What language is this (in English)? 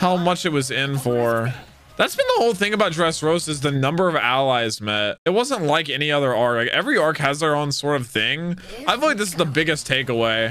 English